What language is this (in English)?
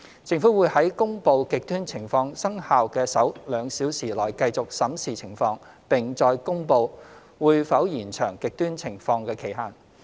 Cantonese